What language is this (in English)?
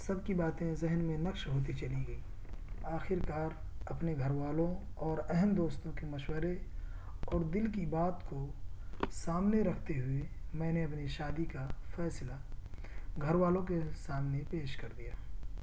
Urdu